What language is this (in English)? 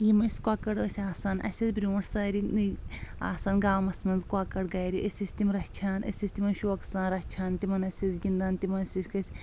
Kashmiri